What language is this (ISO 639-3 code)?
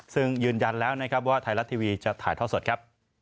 tha